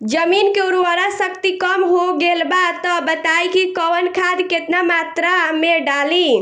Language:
Bhojpuri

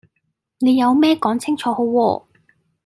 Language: Cantonese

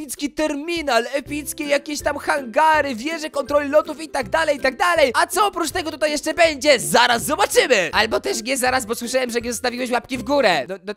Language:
Polish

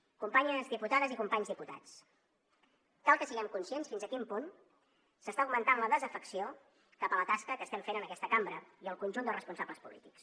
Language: Catalan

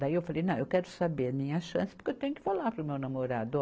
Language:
Portuguese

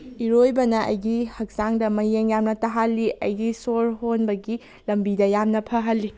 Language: Manipuri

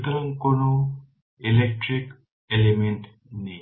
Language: Bangla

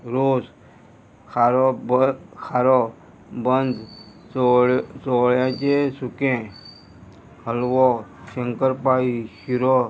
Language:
Konkani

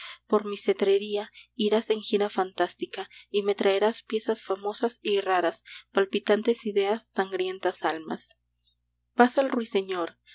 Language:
Spanish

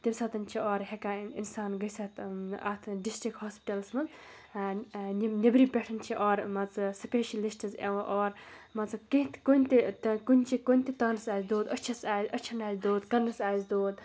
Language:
Kashmiri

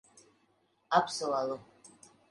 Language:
Latvian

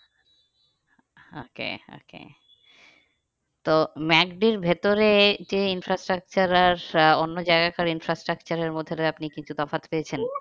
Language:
Bangla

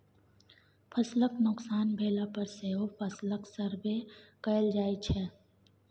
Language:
Maithili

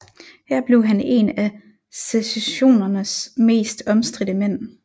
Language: Danish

